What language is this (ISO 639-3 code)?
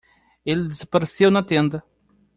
por